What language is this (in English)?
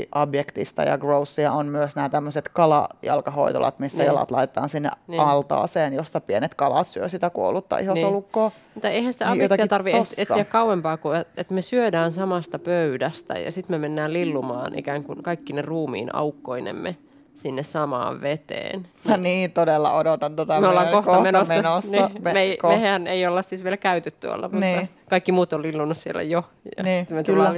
Finnish